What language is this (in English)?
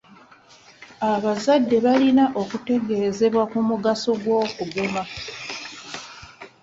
Ganda